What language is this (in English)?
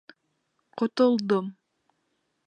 Bashkir